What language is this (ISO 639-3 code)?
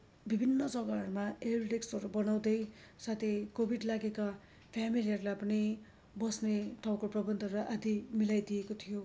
nep